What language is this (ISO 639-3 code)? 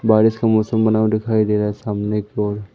hin